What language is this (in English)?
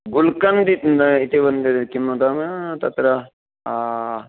Sanskrit